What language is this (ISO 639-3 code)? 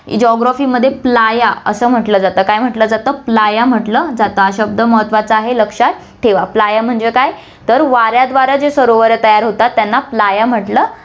mar